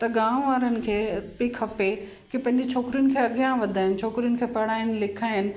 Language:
Sindhi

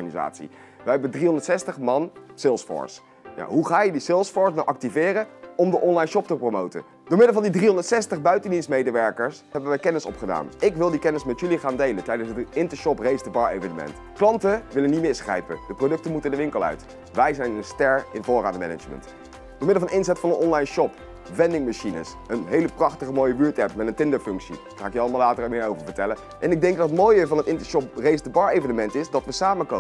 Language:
Dutch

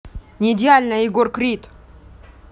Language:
Russian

